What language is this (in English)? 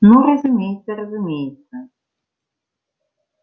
Russian